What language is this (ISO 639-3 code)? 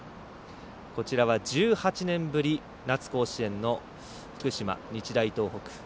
jpn